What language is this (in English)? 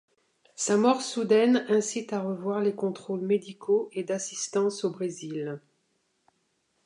French